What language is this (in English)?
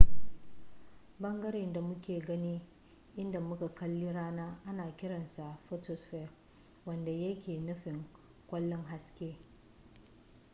Hausa